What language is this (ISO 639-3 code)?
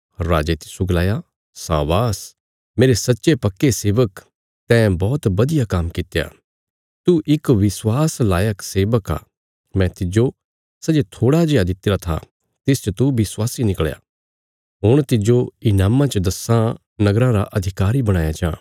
kfs